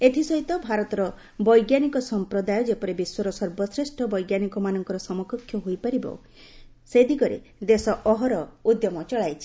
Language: Odia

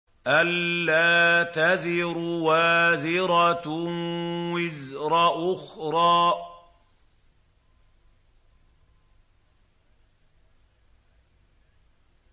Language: Arabic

